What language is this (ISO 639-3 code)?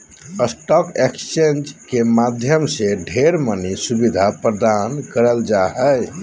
mag